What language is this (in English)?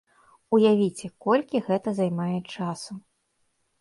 Belarusian